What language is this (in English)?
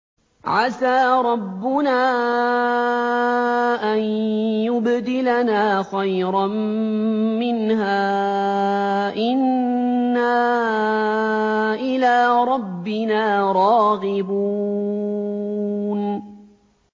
Arabic